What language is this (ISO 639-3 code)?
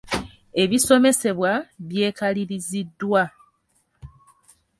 lug